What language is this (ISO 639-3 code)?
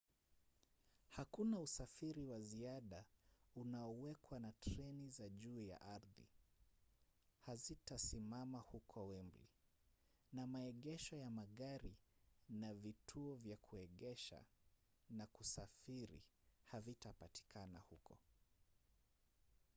swa